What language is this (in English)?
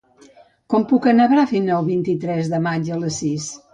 Catalan